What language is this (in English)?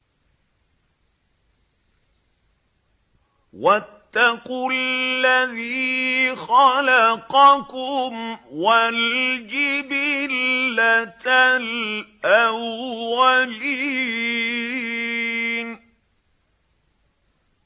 Arabic